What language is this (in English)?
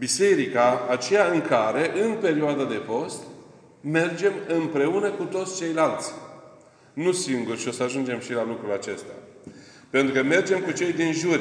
Romanian